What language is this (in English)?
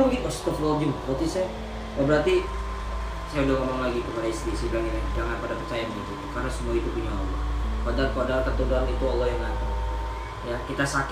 Indonesian